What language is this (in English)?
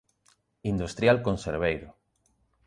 Galician